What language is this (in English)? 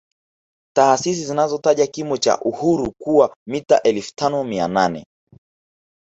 Swahili